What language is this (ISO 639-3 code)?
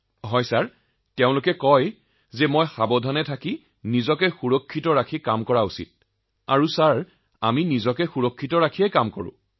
asm